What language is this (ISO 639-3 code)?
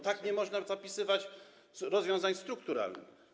pol